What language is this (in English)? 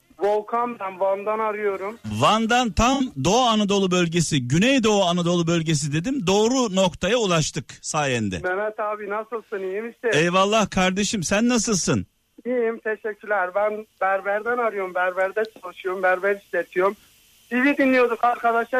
Turkish